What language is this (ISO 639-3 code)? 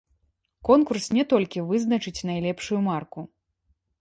bel